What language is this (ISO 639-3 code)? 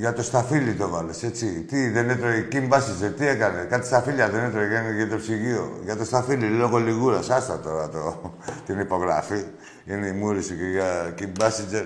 ell